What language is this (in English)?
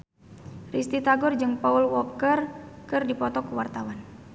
Sundanese